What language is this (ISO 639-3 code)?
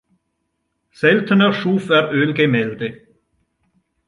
deu